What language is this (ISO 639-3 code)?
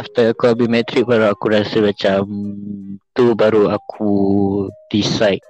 msa